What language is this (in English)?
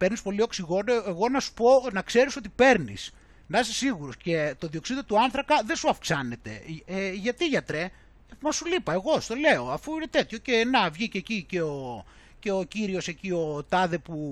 Greek